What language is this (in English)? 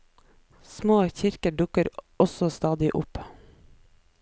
Norwegian